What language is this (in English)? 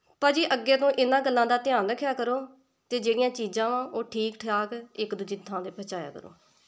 Punjabi